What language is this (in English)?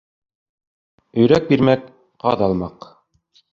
Bashkir